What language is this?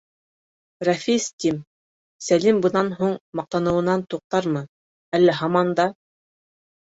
Bashkir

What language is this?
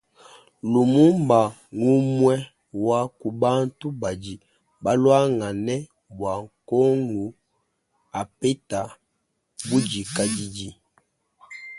Luba-Lulua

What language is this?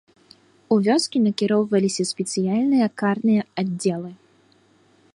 Belarusian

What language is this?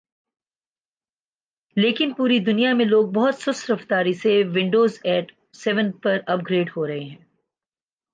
Urdu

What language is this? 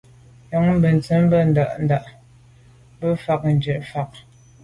Medumba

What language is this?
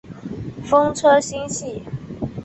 Chinese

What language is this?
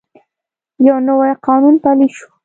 Pashto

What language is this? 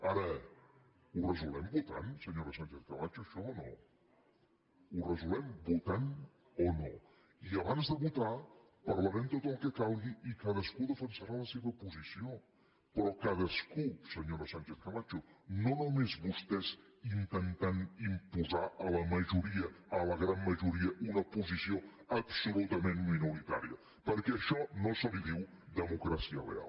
Catalan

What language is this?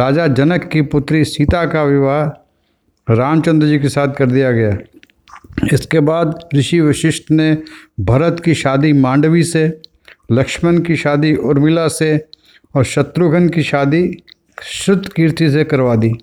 Hindi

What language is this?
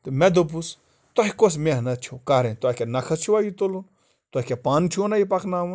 Kashmiri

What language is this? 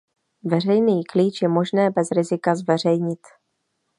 Czech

